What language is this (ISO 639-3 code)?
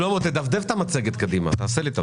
heb